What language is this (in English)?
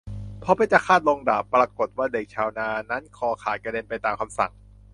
Thai